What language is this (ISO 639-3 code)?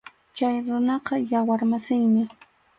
qxu